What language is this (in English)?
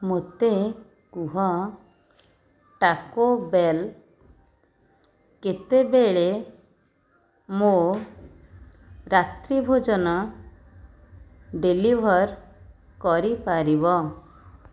Odia